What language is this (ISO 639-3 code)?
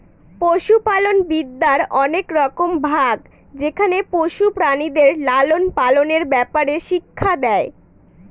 ben